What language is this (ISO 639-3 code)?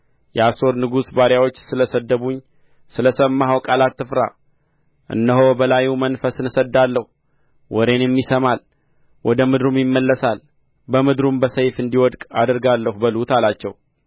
amh